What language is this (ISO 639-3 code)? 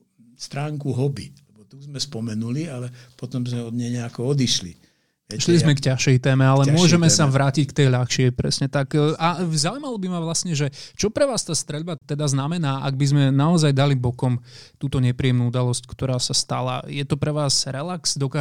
slk